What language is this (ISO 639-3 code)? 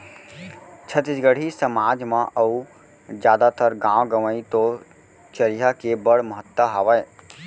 hne